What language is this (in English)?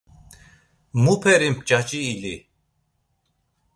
Laz